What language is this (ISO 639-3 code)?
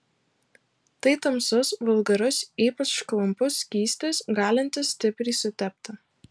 lit